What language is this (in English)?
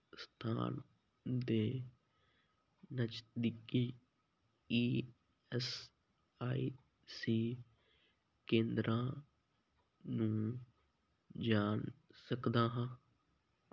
Punjabi